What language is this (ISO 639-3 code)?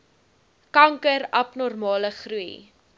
afr